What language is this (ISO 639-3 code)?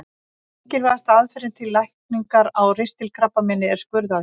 isl